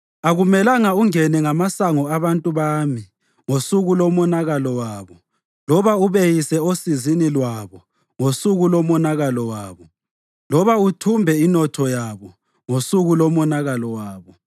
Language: North Ndebele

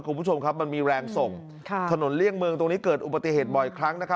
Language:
Thai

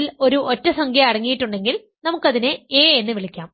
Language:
Malayalam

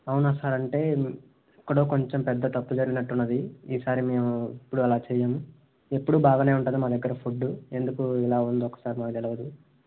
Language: Telugu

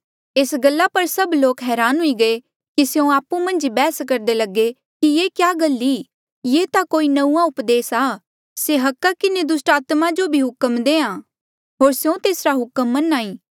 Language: Mandeali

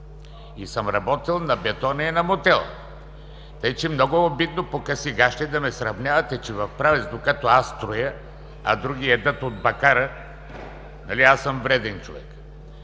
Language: Bulgarian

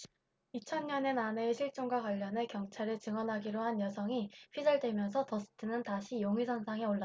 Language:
Korean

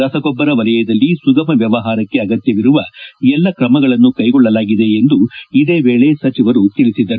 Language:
Kannada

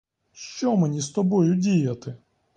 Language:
Ukrainian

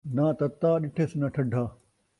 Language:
Saraiki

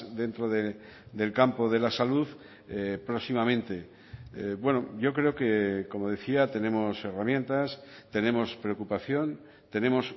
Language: Spanish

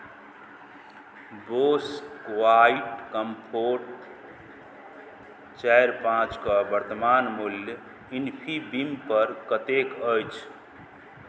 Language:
Maithili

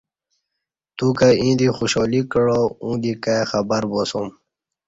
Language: Kati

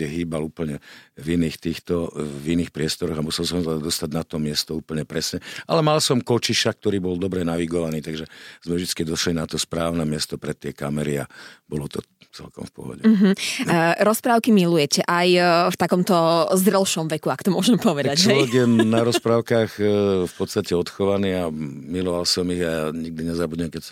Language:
Slovak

